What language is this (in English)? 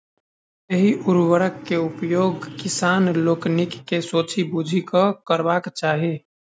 Maithili